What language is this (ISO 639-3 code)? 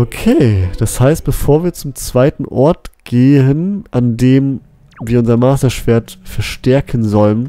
deu